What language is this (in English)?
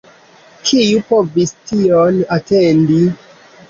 Esperanto